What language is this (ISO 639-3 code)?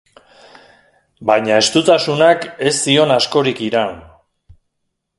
eus